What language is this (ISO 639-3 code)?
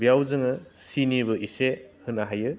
brx